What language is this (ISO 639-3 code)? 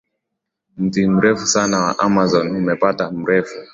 swa